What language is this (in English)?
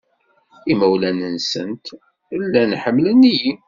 Kabyle